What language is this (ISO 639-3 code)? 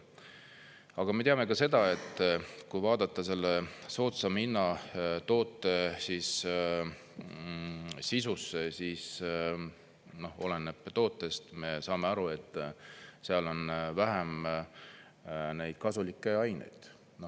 est